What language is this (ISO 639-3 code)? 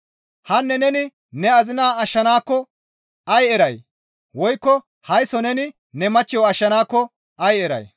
gmv